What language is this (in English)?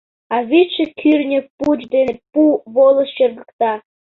Mari